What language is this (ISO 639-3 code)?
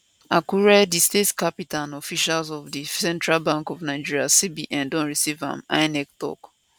pcm